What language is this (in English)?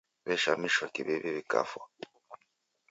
Taita